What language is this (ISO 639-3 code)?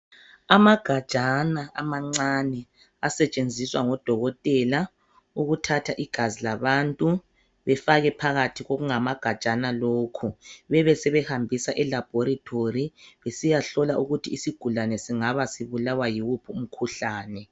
nde